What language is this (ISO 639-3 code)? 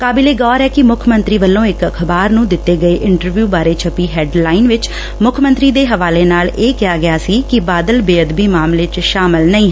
pan